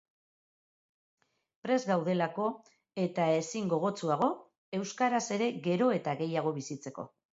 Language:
Basque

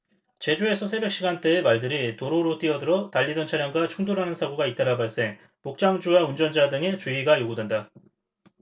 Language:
Korean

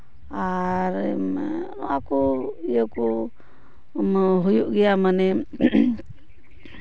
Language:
Santali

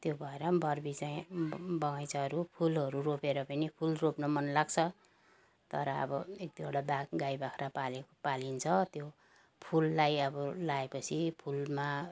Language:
Nepali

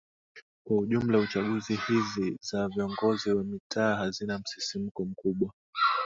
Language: Swahili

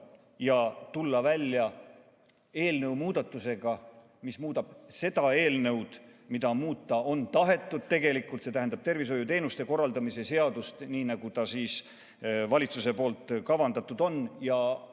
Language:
Estonian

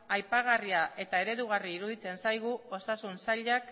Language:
Basque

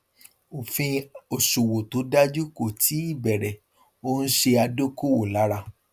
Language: Yoruba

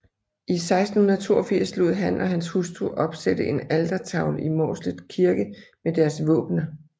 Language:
Danish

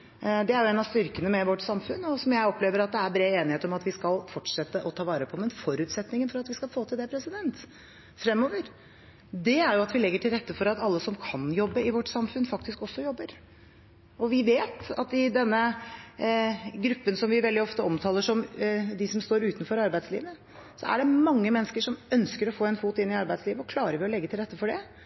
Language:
Norwegian Bokmål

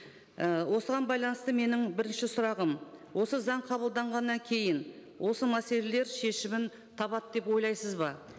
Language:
Kazakh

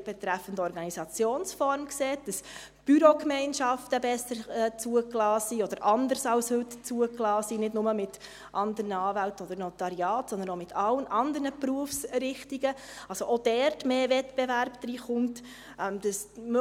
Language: Swiss German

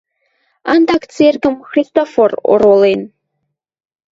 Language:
Western Mari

